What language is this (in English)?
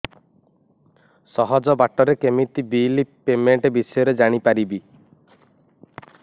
Odia